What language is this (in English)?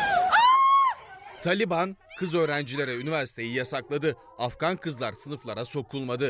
Turkish